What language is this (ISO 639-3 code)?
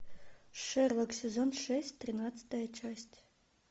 rus